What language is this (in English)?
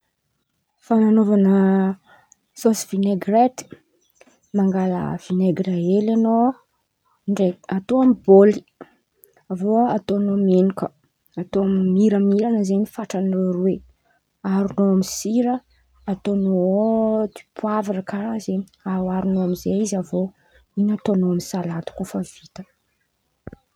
Antankarana Malagasy